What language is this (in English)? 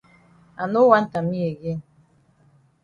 Cameroon Pidgin